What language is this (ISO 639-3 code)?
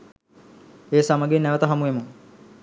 sin